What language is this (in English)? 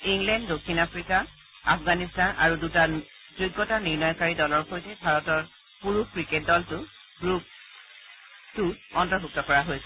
Assamese